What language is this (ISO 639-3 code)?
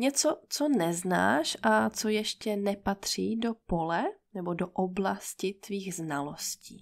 ces